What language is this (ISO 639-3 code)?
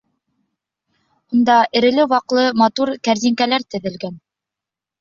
bak